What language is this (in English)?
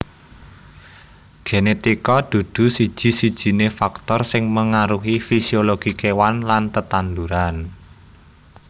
Javanese